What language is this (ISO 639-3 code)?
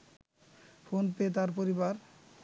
ben